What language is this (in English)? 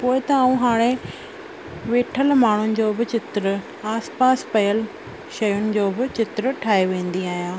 Sindhi